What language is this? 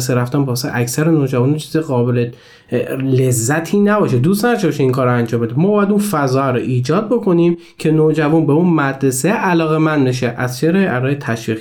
Persian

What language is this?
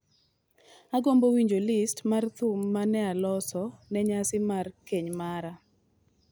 Luo (Kenya and Tanzania)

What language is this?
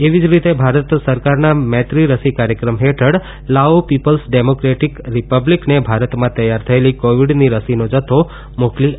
Gujarati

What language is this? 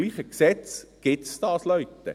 Swiss German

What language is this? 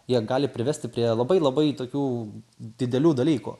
Lithuanian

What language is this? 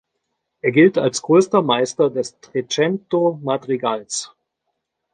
German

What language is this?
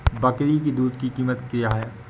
Hindi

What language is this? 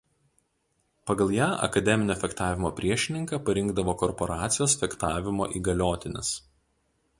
Lithuanian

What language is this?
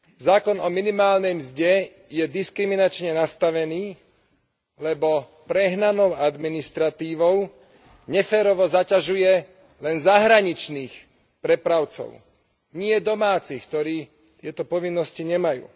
Slovak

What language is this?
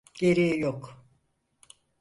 Turkish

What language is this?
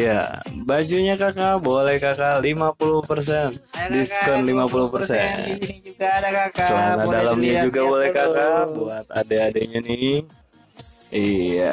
Indonesian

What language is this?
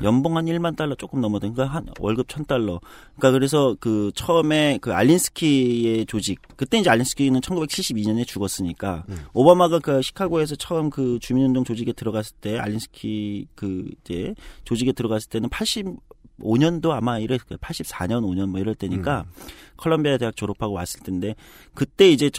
Korean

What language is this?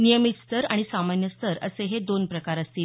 Marathi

